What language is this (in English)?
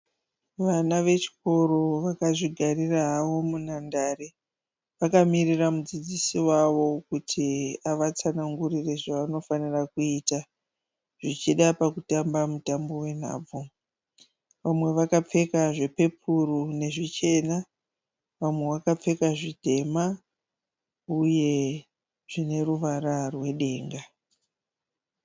Shona